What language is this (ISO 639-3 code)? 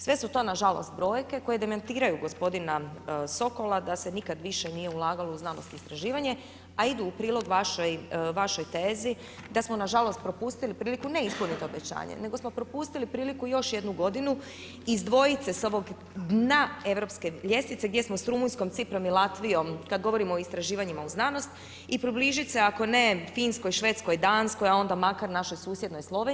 hrv